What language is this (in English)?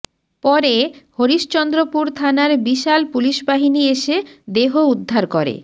Bangla